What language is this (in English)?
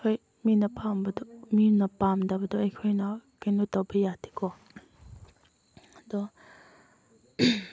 Manipuri